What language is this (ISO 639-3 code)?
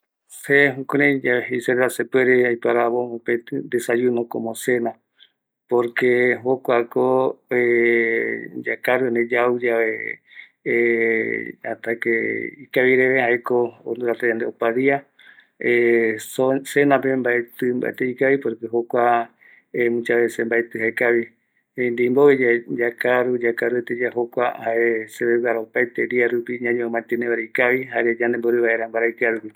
gui